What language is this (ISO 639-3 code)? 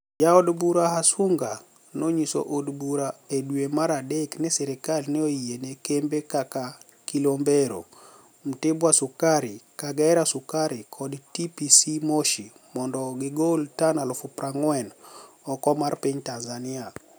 luo